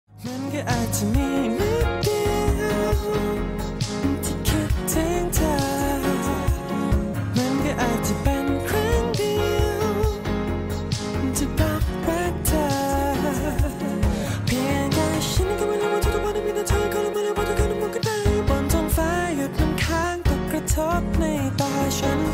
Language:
Thai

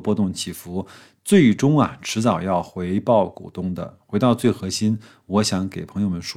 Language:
Chinese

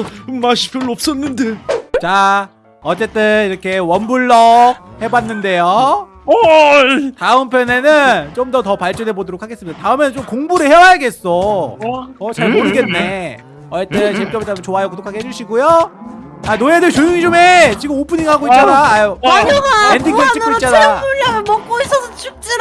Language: Korean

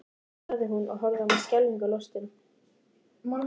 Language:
Icelandic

